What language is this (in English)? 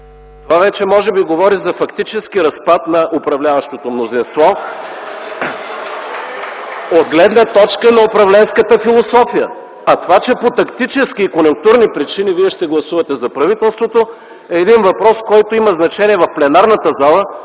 Bulgarian